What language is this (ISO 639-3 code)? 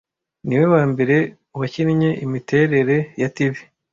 kin